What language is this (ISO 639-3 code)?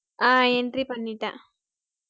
tam